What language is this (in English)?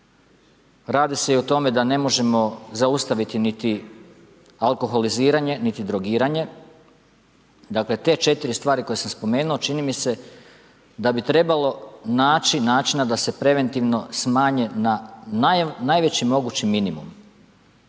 Croatian